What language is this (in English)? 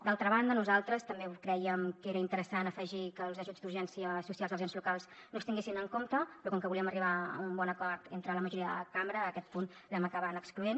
Catalan